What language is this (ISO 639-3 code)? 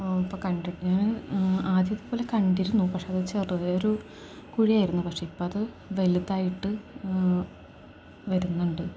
mal